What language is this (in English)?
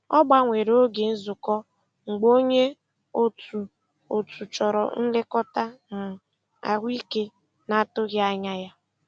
Igbo